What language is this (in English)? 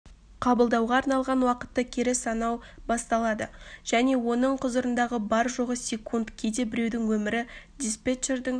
Kazakh